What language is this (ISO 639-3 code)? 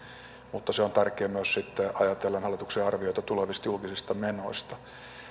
fin